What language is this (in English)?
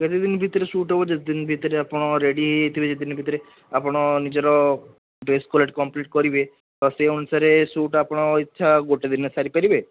Odia